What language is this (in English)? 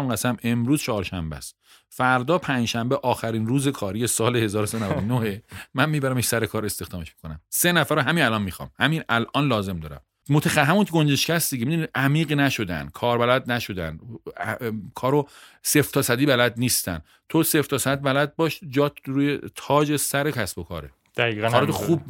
Persian